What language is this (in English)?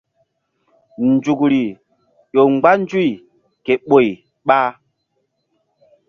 Mbum